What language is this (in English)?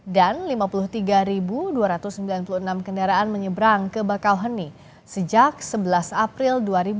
Indonesian